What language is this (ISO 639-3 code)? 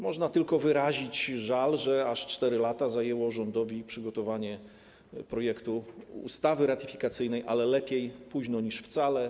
pol